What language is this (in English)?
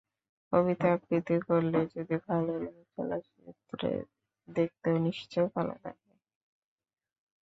Bangla